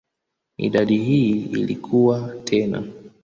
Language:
Swahili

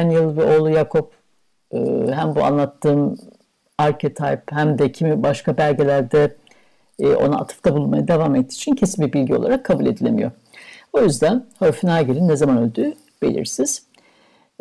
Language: Turkish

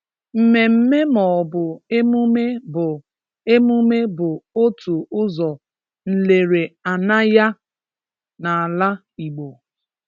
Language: Igbo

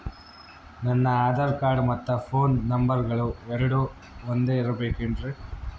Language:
Kannada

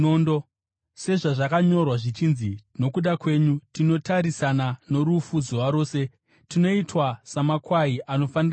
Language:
Shona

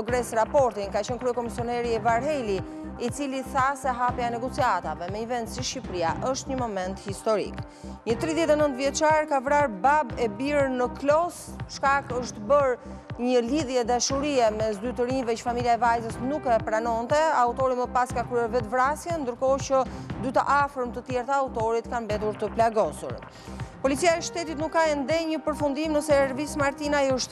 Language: Romanian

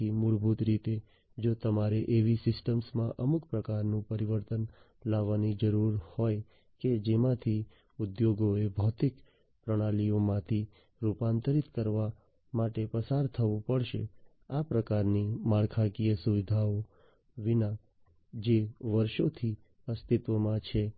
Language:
Gujarati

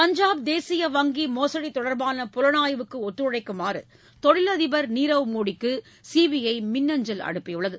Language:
Tamil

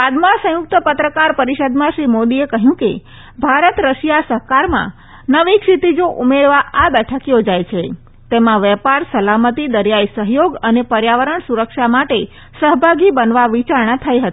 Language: Gujarati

